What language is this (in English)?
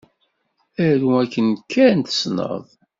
Kabyle